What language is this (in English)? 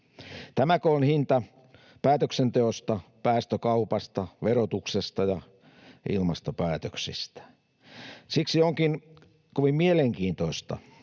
Finnish